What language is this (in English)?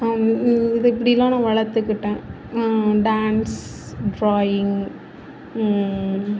Tamil